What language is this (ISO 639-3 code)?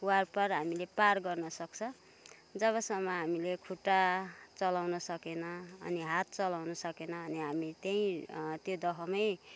nep